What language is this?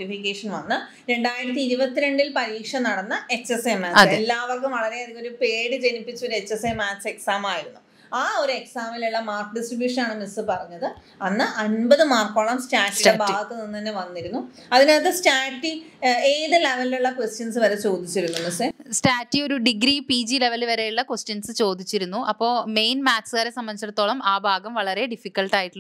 Malayalam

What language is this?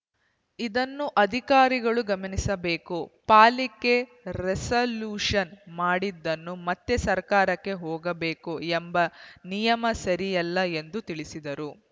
Kannada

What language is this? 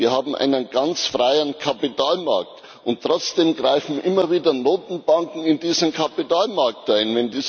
German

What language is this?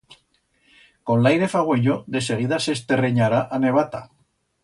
Aragonese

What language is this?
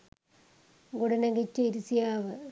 Sinhala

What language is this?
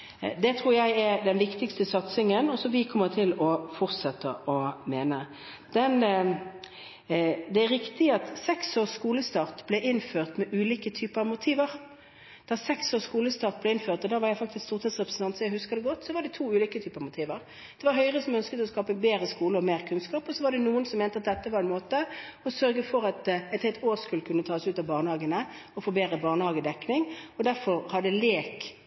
Norwegian Bokmål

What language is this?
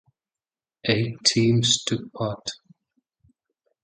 English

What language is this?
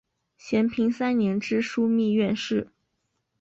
Chinese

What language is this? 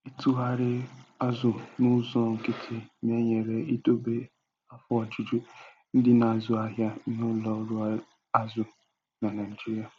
Igbo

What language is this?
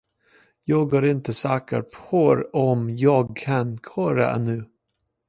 Swedish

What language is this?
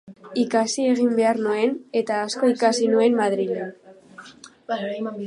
Basque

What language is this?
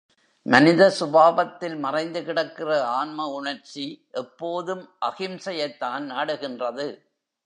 Tamil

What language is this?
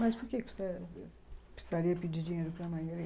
Portuguese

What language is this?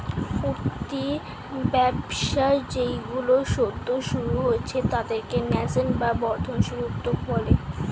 Bangla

